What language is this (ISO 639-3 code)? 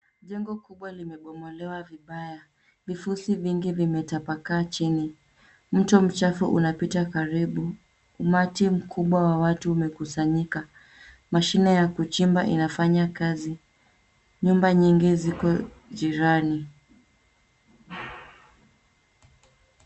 swa